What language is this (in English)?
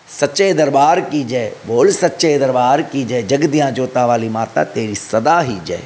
Sindhi